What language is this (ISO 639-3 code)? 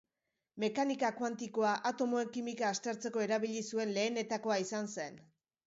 eus